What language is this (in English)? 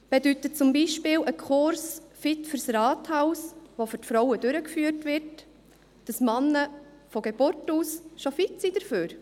Swiss German